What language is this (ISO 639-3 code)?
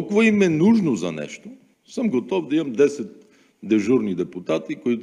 bul